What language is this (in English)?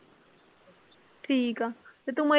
Punjabi